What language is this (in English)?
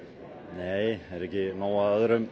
Icelandic